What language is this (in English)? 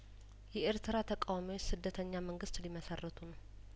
Amharic